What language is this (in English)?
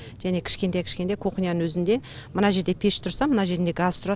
Kazakh